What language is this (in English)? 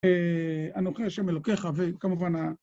Hebrew